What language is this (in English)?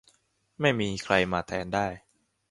Thai